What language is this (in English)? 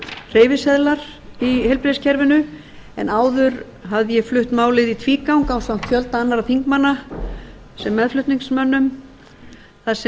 Icelandic